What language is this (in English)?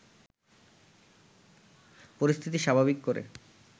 Bangla